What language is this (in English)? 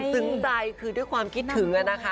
Thai